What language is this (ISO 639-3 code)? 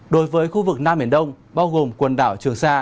vie